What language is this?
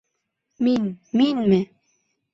Bashkir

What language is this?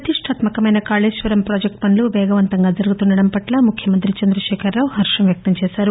Telugu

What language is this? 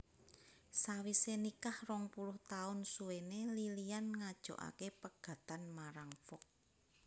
Javanese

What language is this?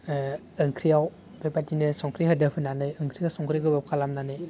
Bodo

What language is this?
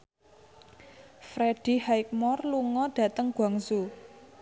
Javanese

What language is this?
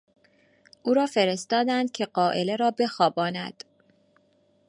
Persian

